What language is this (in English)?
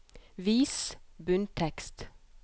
Norwegian